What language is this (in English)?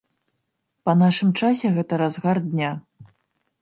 Belarusian